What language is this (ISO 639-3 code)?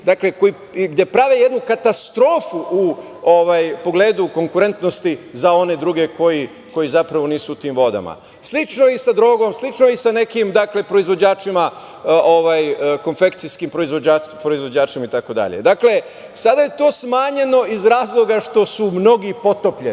srp